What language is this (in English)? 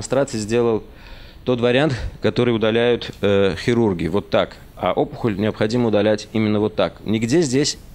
Russian